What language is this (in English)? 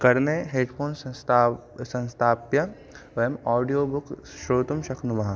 Sanskrit